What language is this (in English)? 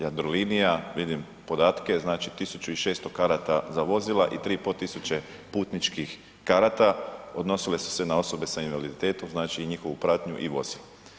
Croatian